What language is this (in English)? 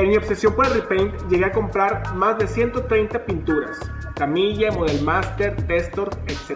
Spanish